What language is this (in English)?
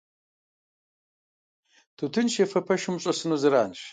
Kabardian